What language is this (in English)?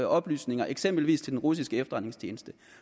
Danish